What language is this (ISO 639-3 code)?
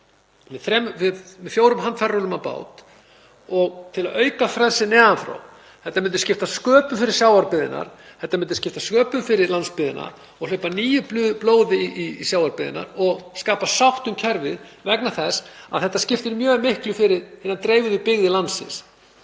isl